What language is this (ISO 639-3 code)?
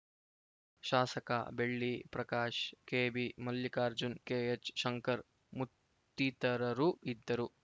kan